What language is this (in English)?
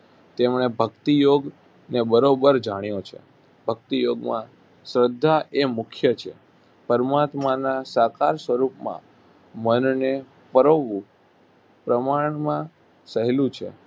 Gujarati